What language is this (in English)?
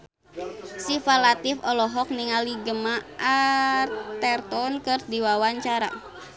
Sundanese